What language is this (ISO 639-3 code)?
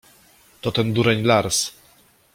pol